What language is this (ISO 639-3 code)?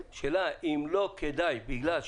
heb